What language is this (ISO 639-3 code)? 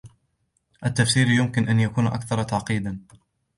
ara